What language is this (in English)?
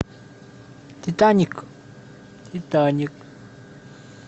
Russian